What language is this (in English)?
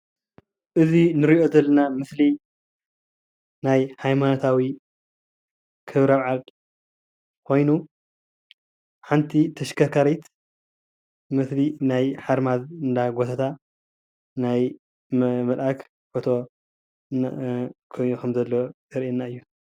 Tigrinya